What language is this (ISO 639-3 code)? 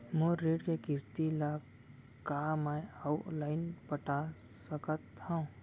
hne